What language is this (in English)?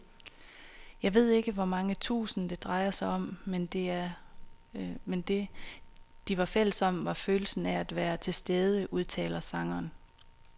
Danish